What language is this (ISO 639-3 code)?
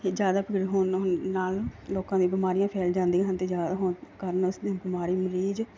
pan